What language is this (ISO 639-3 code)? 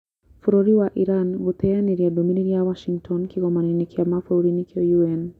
kik